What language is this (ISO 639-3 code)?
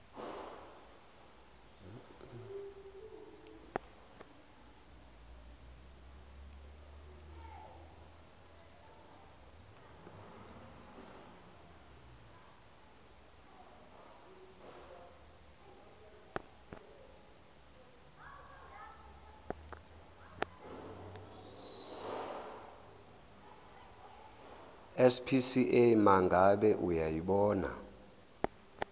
zul